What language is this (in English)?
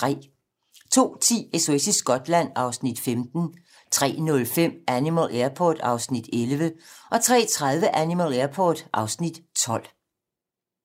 Danish